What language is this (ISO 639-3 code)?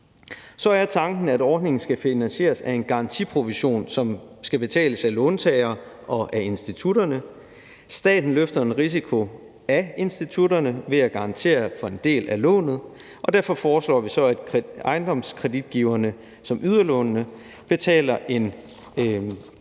dan